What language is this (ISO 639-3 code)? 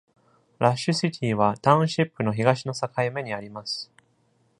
jpn